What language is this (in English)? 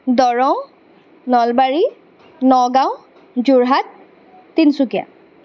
Assamese